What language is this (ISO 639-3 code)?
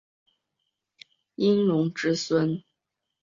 zho